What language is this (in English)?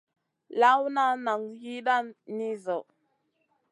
Masana